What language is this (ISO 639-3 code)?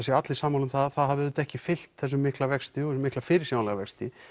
isl